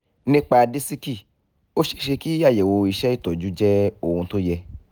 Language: Yoruba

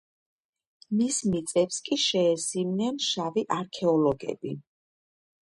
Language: Georgian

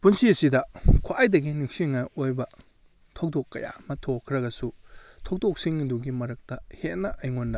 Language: Manipuri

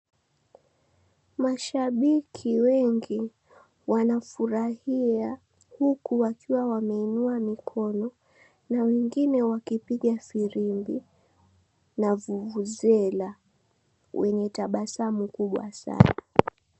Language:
Swahili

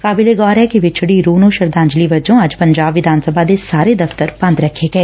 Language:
Punjabi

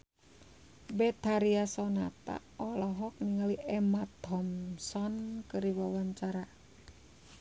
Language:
Sundanese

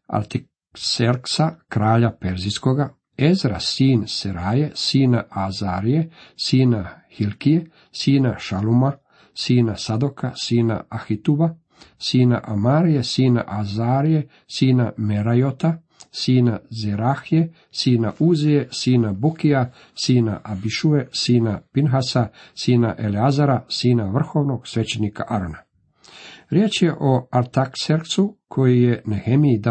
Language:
Croatian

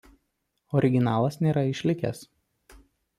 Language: Lithuanian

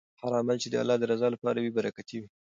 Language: Pashto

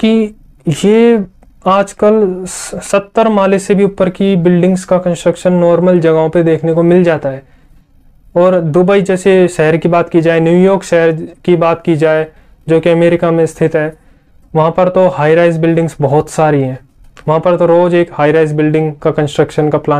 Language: Hindi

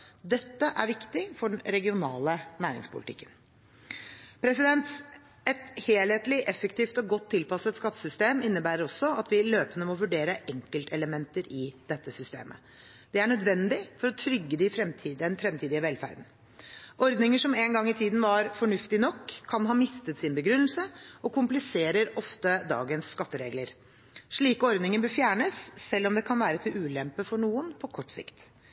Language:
Norwegian Bokmål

